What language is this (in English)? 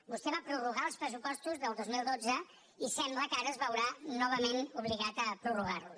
Catalan